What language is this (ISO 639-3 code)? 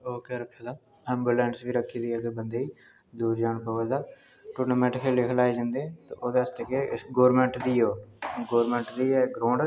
doi